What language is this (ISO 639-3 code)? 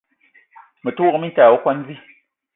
eto